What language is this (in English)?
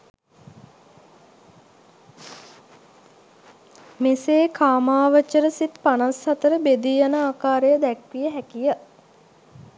Sinhala